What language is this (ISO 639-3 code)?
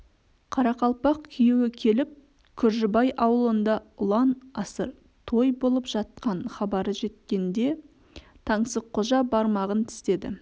kaz